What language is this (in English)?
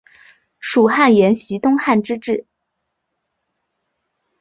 Chinese